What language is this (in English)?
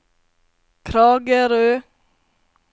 Norwegian